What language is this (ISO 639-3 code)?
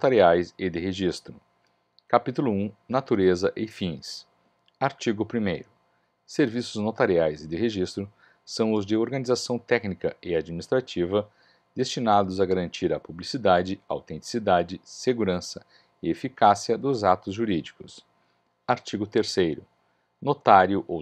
por